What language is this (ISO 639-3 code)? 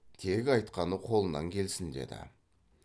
kaz